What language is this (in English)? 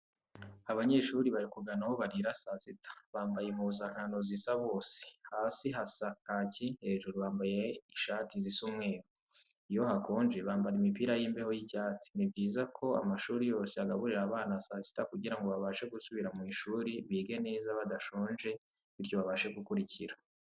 Kinyarwanda